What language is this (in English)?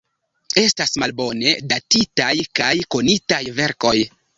Esperanto